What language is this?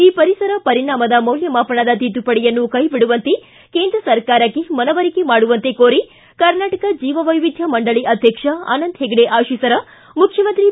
Kannada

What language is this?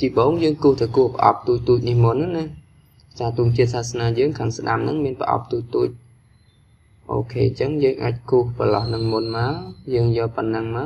Vietnamese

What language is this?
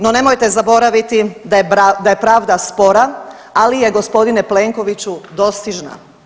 Croatian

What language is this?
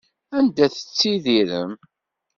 Kabyle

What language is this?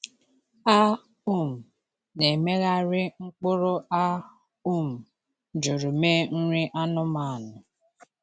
Igbo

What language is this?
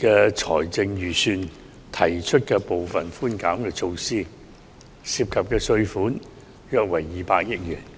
Cantonese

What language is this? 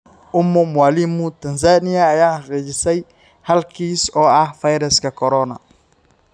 Somali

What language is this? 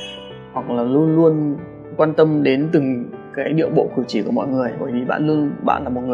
Vietnamese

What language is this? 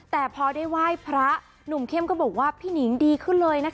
Thai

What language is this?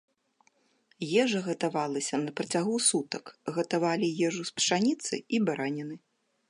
Belarusian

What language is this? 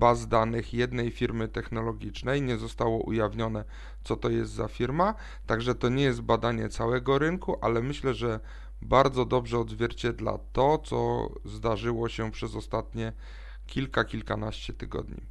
Polish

